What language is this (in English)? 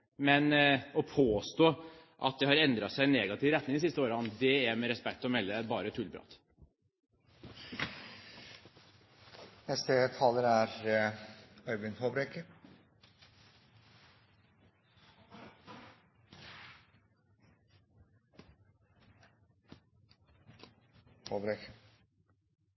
Norwegian Bokmål